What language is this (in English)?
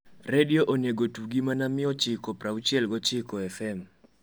Luo (Kenya and Tanzania)